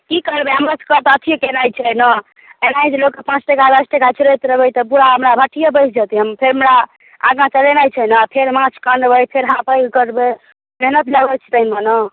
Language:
Maithili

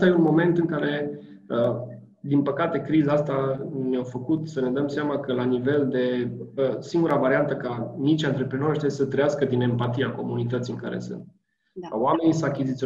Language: Romanian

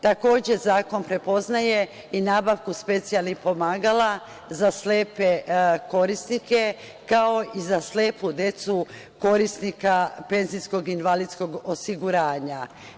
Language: Serbian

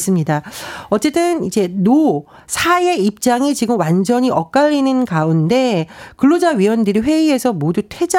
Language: Korean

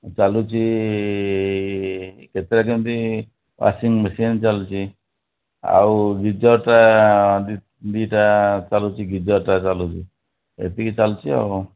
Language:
Odia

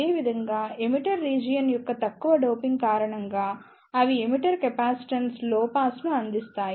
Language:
Telugu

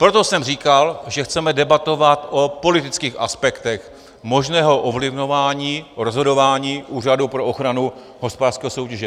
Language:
Czech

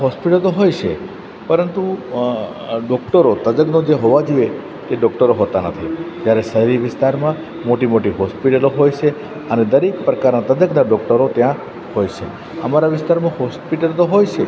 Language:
Gujarati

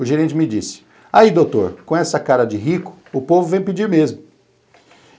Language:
Portuguese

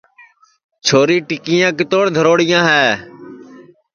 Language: Sansi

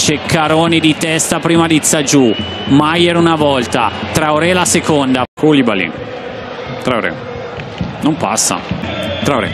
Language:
Italian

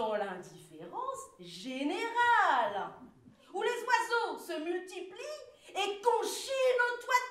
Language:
French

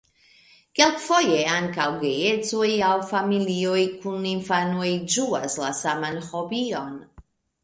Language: Esperanto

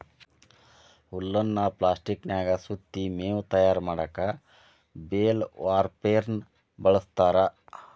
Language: Kannada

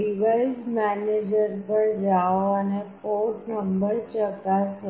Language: Gujarati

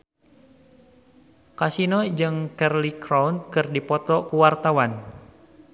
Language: Sundanese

